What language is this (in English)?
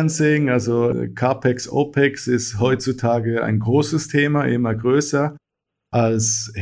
German